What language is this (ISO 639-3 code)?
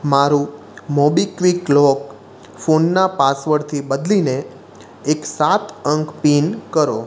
guj